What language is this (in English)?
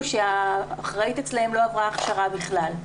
Hebrew